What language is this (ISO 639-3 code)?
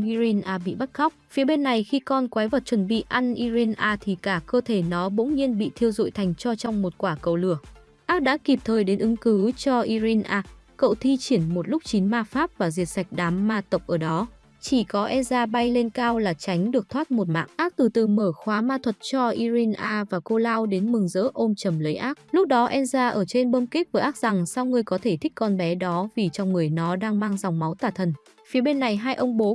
vie